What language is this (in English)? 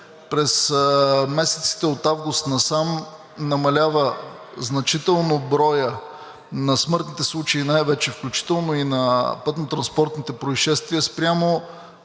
Bulgarian